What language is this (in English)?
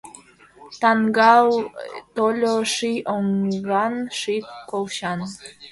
Mari